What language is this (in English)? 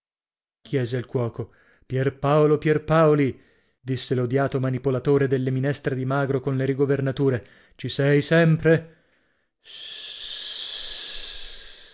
Italian